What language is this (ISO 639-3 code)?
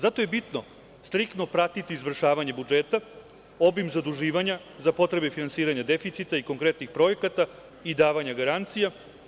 srp